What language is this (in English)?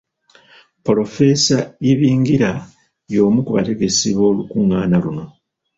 Ganda